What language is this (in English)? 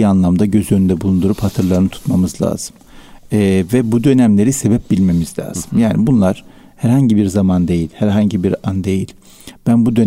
Turkish